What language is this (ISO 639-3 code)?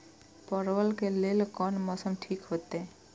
mai